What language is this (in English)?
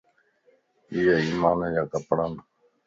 Lasi